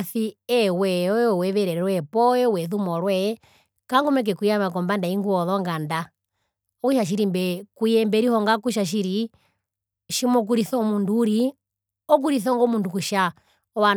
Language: Herero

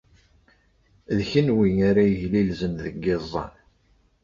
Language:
Kabyle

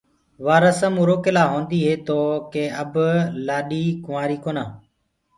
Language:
Gurgula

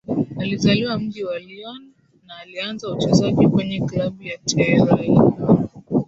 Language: Swahili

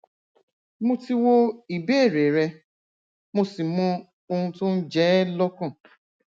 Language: Yoruba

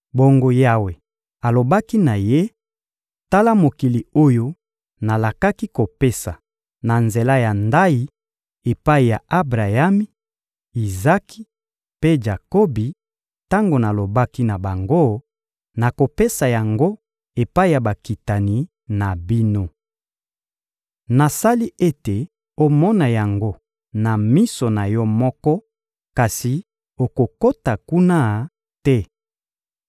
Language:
Lingala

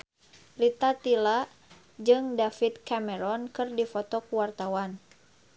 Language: Sundanese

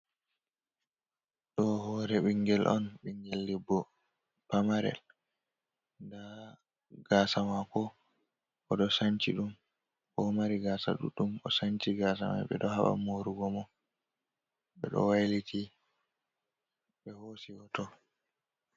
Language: Fula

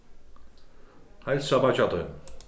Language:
Faroese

